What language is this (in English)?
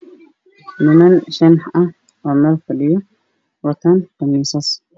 Somali